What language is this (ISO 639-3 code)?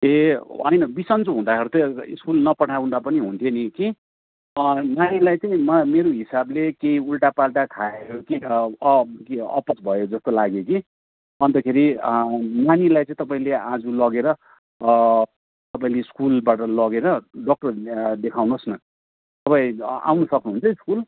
nep